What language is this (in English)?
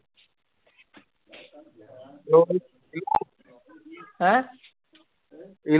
Punjabi